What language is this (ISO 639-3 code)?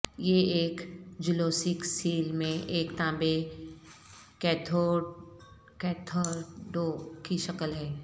urd